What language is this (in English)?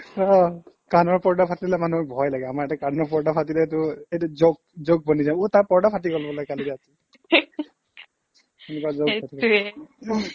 Assamese